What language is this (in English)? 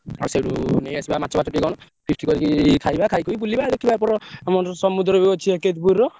Odia